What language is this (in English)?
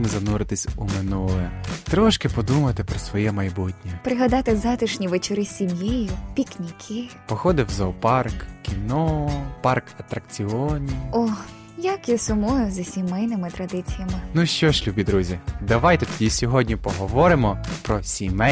Ukrainian